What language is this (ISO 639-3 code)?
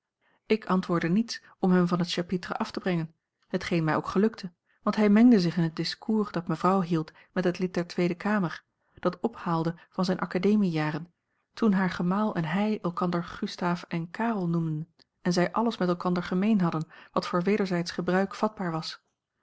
nld